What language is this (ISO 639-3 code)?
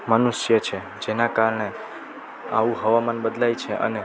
guj